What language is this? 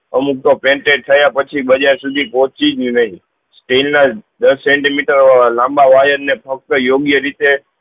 Gujarati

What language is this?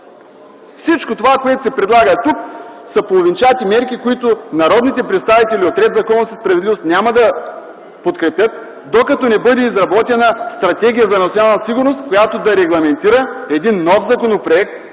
Bulgarian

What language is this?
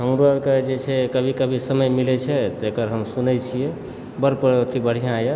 Maithili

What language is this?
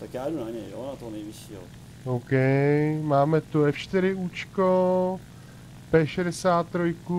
Czech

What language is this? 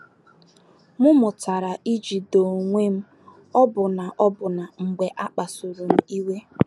Igbo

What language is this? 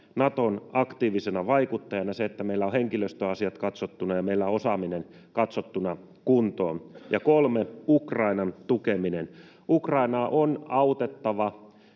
Finnish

